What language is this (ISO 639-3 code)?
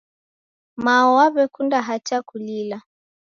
dav